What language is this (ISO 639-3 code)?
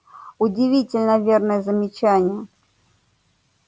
rus